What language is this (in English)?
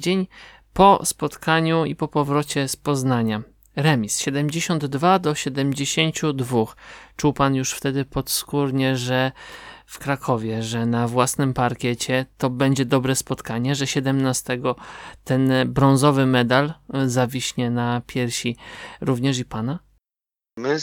Polish